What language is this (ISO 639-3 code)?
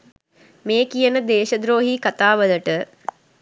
sin